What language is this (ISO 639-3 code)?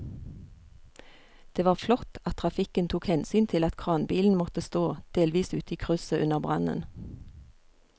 nor